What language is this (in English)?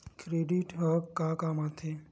Chhattisgarhi